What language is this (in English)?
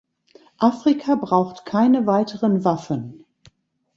German